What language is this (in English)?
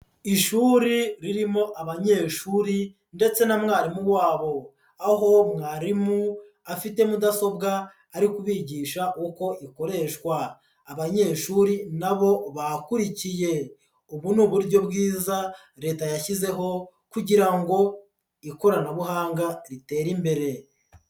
Kinyarwanda